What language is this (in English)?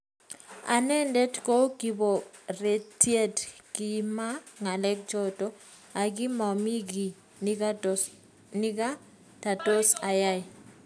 Kalenjin